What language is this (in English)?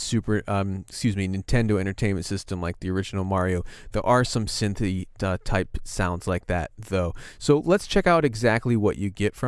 English